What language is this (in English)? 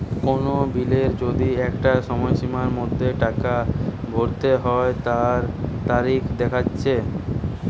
Bangla